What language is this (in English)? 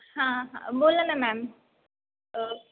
Marathi